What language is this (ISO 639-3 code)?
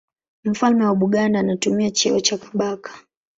swa